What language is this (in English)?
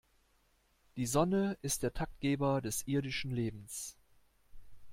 German